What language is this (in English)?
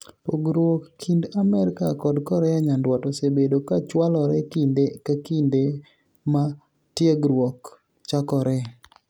Luo (Kenya and Tanzania)